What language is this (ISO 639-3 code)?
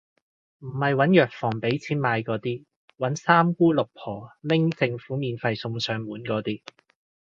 yue